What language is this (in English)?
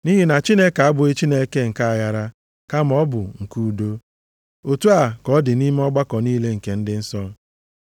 Igbo